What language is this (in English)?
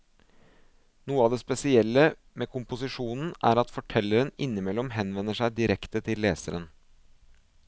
Norwegian